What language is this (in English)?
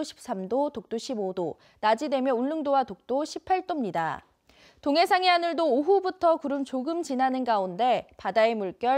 Korean